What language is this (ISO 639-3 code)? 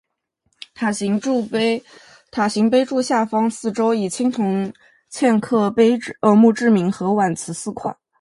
zho